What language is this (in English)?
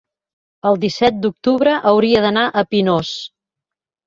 Catalan